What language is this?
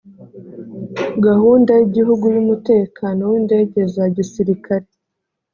Kinyarwanda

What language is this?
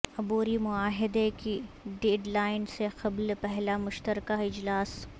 Urdu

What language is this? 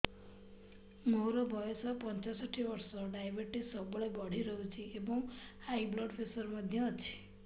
Odia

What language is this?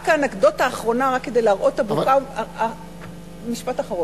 Hebrew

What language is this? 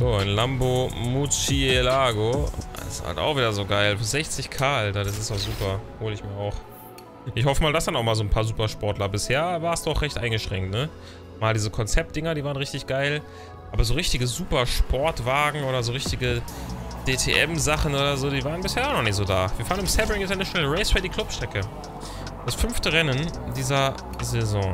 German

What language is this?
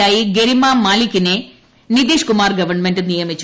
Malayalam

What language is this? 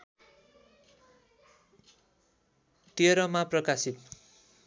Nepali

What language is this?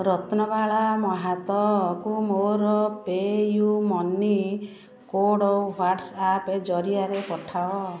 Odia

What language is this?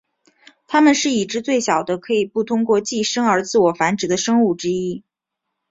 Chinese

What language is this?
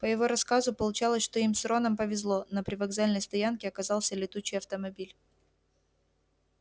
Russian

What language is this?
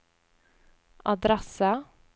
Norwegian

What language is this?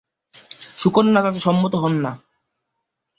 Bangla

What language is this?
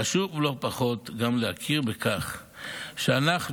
Hebrew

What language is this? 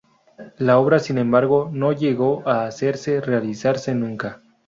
Spanish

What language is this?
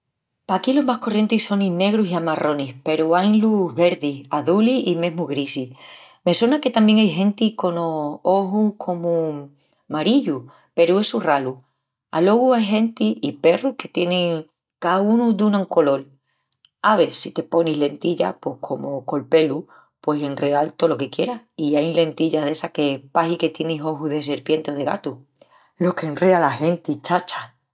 Extremaduran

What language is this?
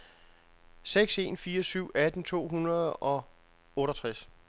Danish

